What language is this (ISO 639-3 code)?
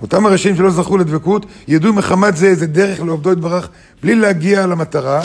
heb